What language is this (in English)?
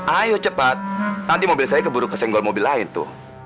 Indonesian